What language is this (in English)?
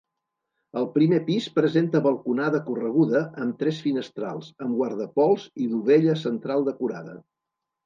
Catalan